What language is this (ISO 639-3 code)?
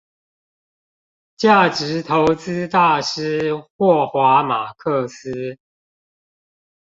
zho